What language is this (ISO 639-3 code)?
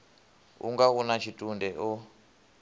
ven